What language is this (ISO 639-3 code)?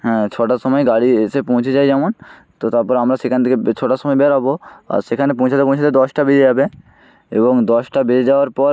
ben